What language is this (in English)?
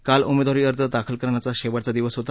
Marathi